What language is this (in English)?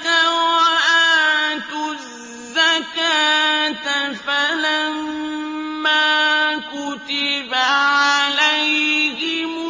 Arabic